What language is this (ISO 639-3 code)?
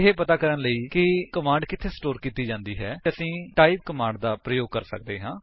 pan